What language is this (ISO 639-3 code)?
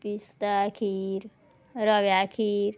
kok